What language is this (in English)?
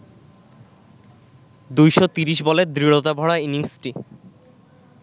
Bangla